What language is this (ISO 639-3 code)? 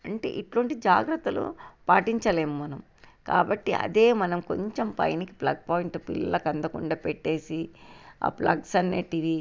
tel